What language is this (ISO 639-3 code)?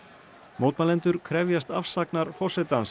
isl